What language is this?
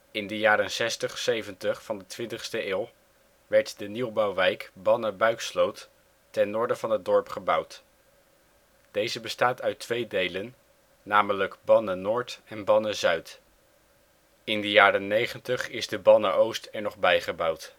Dutch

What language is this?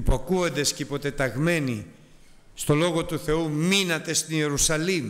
Greek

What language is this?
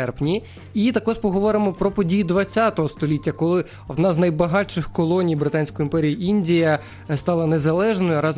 Ukrainian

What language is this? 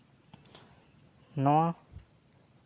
Santali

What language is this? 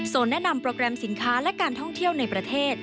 Thai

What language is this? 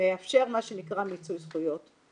Hebrew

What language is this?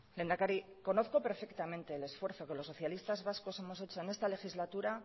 Spanish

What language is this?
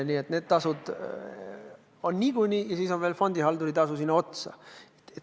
Estonian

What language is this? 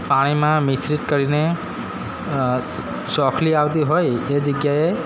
Gujarati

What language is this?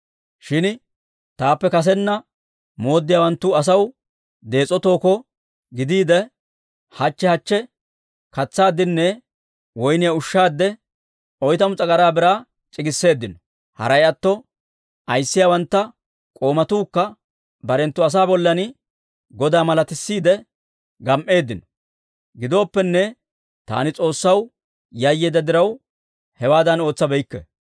Dawro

